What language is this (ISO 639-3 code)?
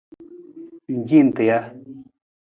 nmz